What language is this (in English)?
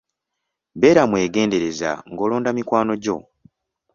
Ganda